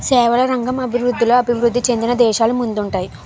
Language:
Telugu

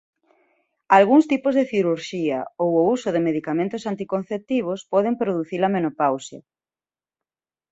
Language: Galician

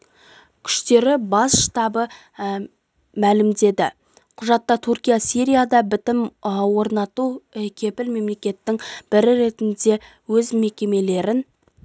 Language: Kazakh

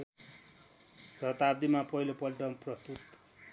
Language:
Nepali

